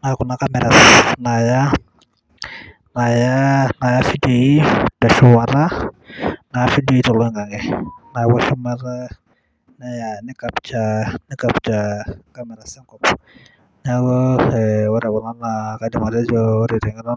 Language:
Masai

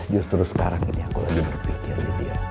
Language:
Indonesian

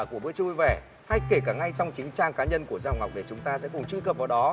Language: Vietnamese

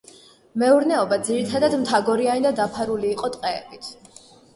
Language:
Georgian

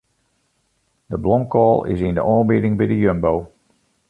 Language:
Western Frisian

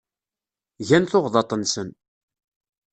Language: Kabyle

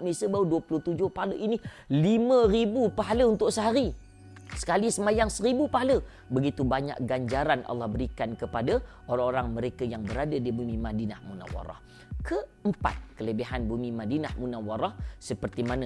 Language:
Malay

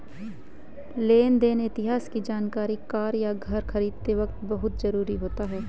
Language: Hindi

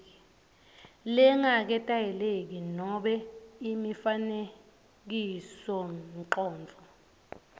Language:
Swati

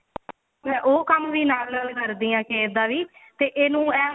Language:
Punjabi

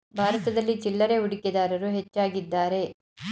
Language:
Kannada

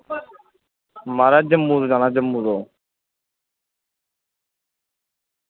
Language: Dogri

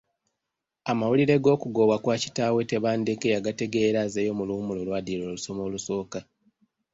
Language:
Ganda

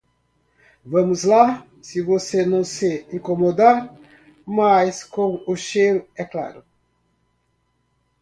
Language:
Portuguese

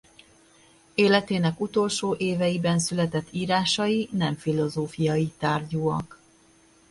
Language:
Hungarian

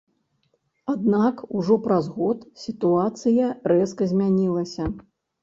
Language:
Belarusian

